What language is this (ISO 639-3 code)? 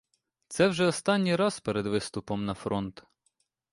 ukr